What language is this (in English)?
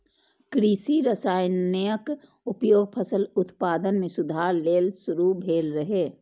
Maithili